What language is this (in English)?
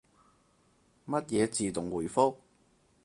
Cantonese